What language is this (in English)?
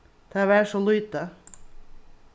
Faroese